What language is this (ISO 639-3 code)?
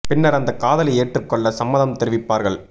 tam